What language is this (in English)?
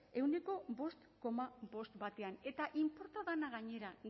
Basque